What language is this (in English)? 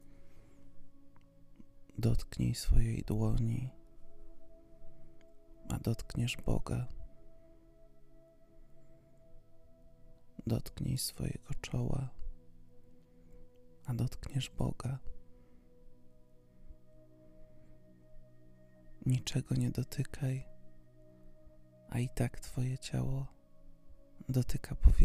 Polish